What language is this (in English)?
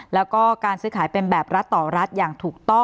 Thai